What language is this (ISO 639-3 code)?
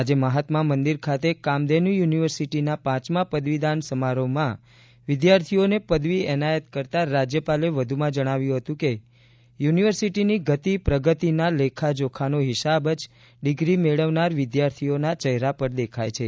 guj